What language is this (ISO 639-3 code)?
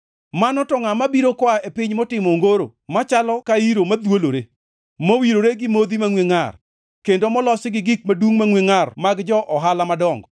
luo